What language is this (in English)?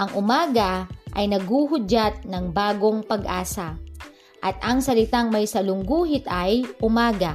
Filipino